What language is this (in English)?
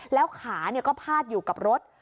Thai